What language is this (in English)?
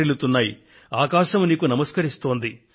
Telugu